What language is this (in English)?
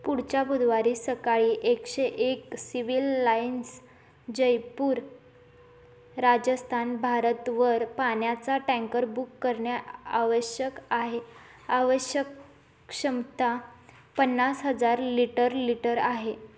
Marathi